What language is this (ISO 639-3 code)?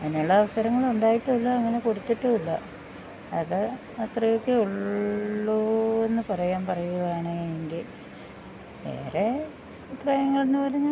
mal